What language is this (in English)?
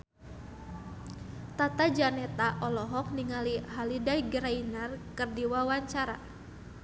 Sundanese